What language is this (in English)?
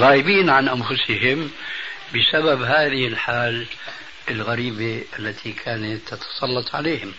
Arabic